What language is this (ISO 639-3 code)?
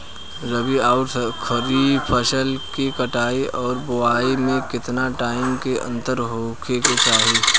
bho